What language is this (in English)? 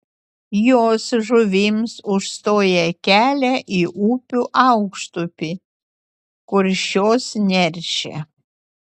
Lithuanian